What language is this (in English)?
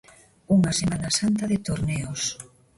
Galician